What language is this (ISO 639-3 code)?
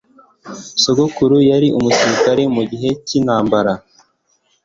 kin